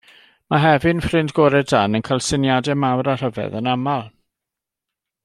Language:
Welsh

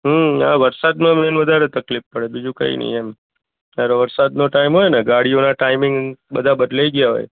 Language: Gujarati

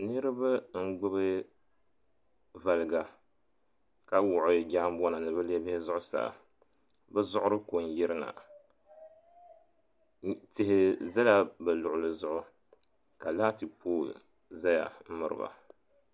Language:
Dagbani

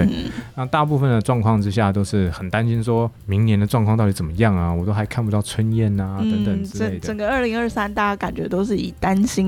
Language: Chinese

